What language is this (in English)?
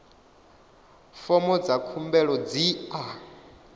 Venda